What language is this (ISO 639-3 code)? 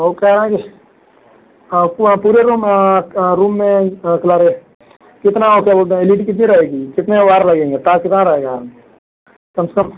hin